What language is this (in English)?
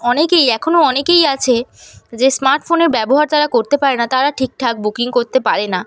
Bangla